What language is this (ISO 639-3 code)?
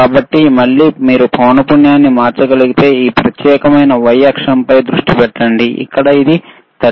tel